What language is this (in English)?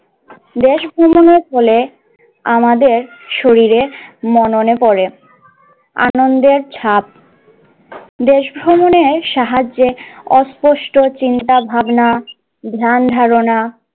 Bangla